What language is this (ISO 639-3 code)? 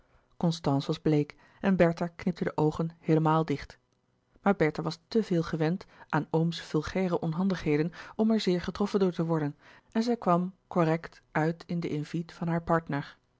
nld